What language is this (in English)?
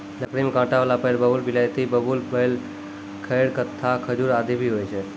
Maithili